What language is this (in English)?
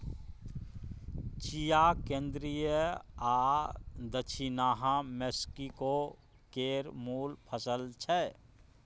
Maithili